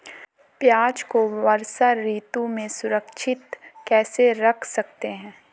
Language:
Hindi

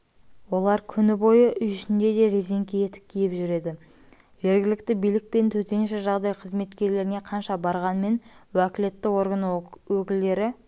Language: Kazakh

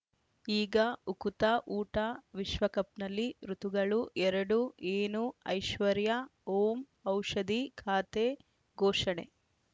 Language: Kannada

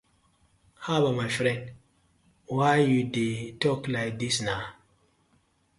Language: Nigerian Pidgin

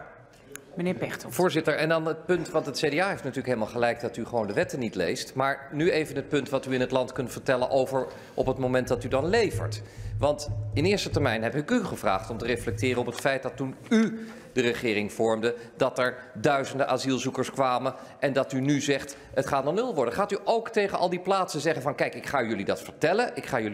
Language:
Dutch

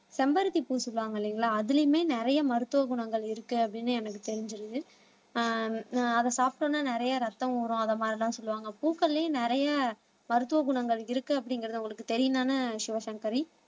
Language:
Tamil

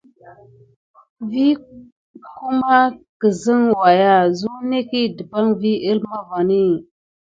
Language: Gidar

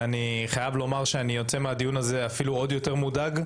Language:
Hebrew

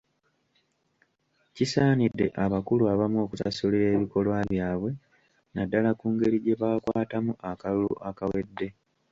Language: Ganda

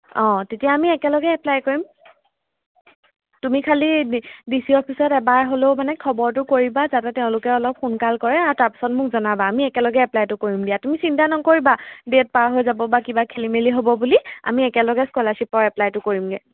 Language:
Assamese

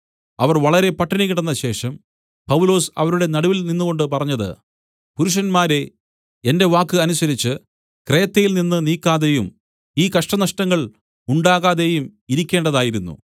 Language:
Malayalam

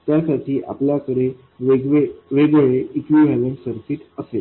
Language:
Marathi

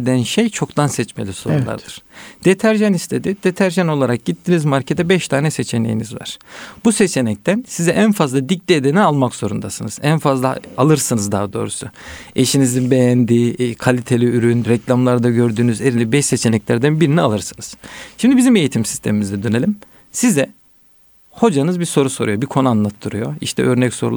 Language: Turkish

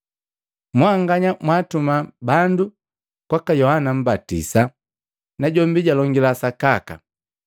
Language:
Matengo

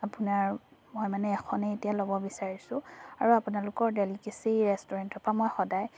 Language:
Assamese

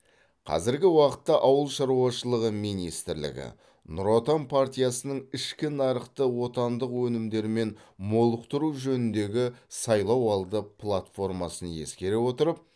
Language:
Kazakh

